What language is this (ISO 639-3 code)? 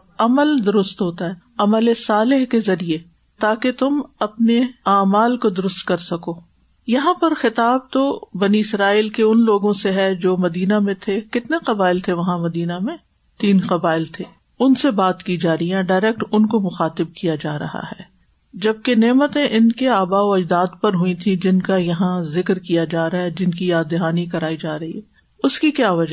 urd